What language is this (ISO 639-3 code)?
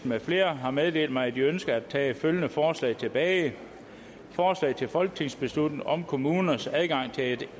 dan